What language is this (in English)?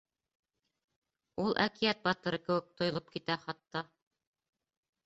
Bashkir